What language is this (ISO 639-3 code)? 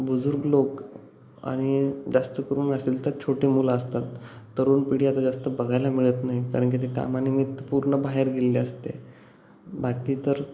mar